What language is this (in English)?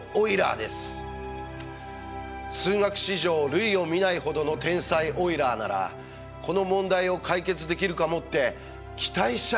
Japanese